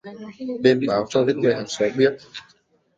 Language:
Vietnamese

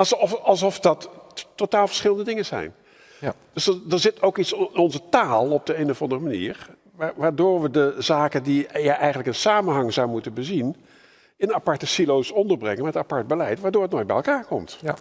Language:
Dutch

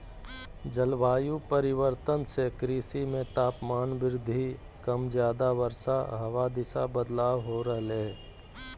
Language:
Magahi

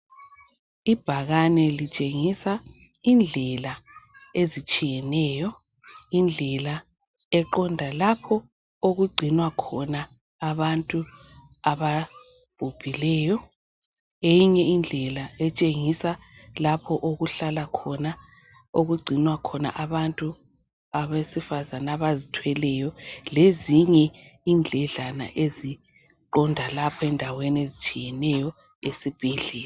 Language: North Ndebele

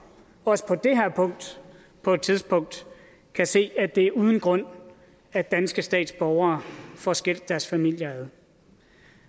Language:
Danish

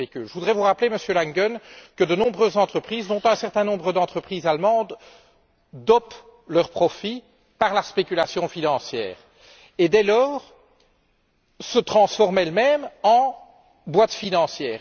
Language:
French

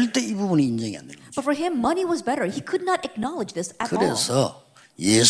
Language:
Korean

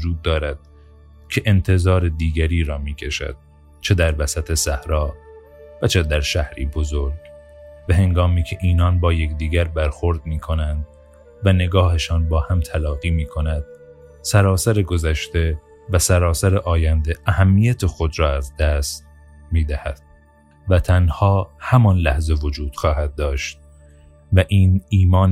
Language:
Persian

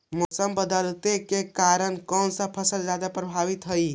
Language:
Magahi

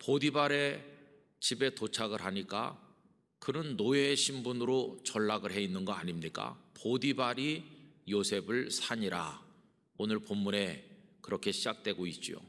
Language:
Korean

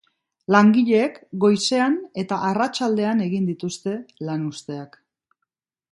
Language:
Basque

